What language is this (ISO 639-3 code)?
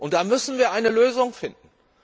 deu